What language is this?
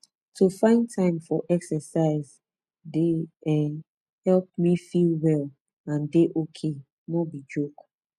Nigerian Pidgin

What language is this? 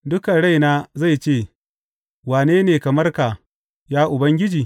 Hausa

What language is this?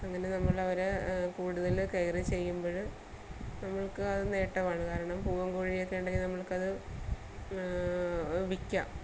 Malayalam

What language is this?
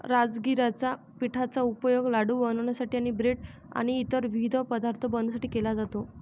Marathi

